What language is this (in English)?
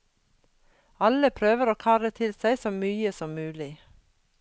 Norwegian